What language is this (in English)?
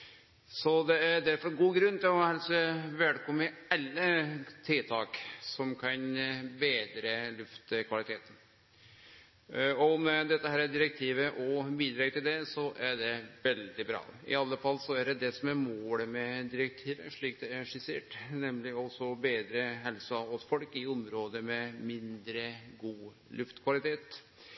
Norwegian Nynorsk